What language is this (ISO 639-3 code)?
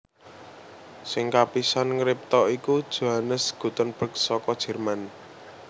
jav